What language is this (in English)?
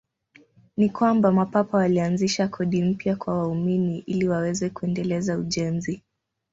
Swahili